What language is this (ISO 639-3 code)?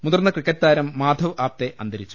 mal